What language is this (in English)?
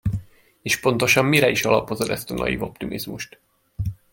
Hungarian